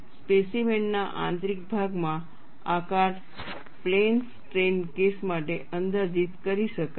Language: Gujarati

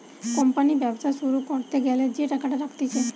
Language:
Bangla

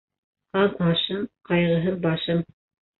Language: Bashkir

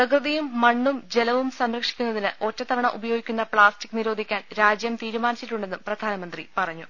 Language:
Malayalam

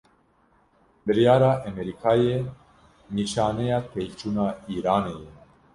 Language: Kurdish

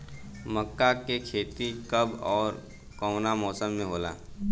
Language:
Bhojpuri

